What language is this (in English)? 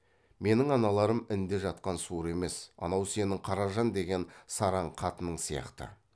Kazakh